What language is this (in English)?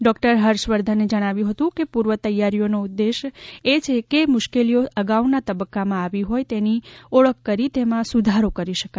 Gujarati